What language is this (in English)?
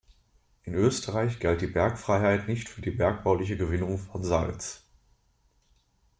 German